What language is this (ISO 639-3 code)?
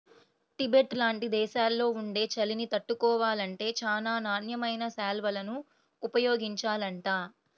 tel